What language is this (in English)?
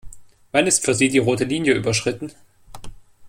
German